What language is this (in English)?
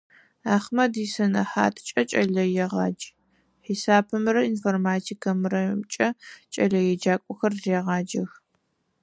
Adyghe